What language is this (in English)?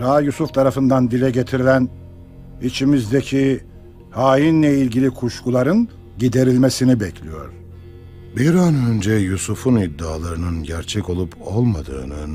Turkish